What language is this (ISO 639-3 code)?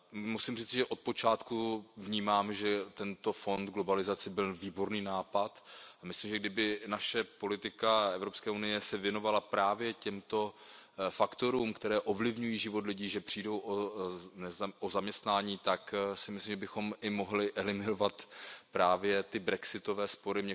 ces